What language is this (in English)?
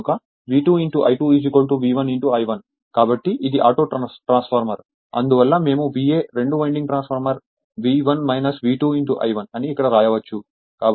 Telugu